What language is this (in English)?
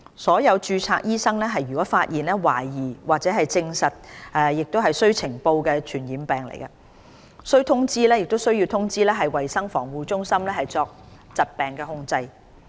Cantonese